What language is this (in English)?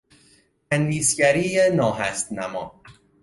Persian